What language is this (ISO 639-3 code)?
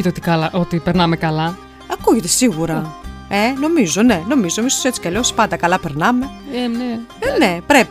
ell